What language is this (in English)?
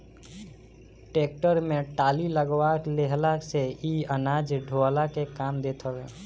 Bhojpuri